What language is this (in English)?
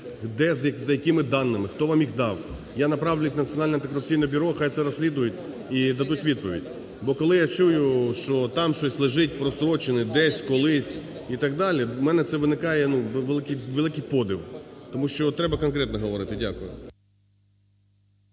Ukrainian